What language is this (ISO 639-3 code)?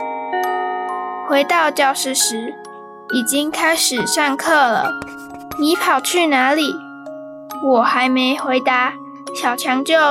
zho